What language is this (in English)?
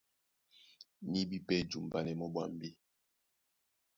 Duala